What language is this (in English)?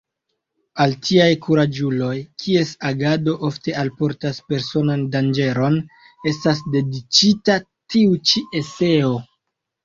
Esperanto